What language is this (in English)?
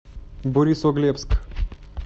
Russian